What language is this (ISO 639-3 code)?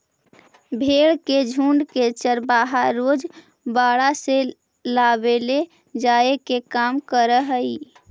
mag